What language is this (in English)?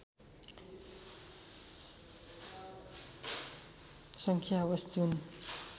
Nepali